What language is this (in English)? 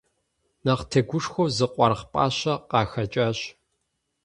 Kabardian